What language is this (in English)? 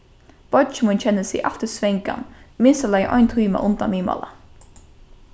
Faroese